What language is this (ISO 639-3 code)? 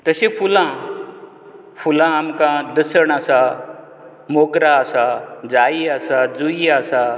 kok